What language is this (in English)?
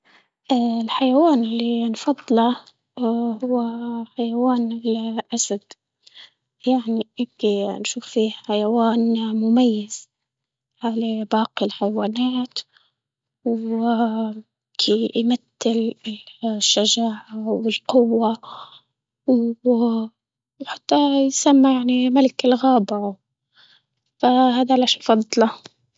Libyan Arabic